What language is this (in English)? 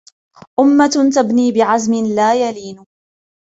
Arabic